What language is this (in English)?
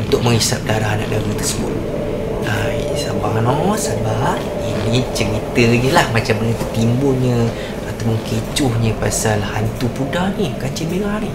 Malay